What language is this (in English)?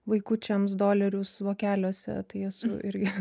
Lithuanian